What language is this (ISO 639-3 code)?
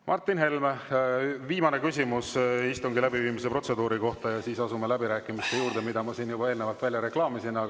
est